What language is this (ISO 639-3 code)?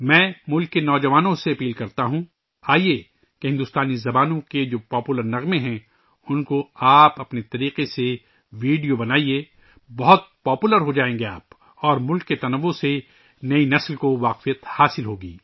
urd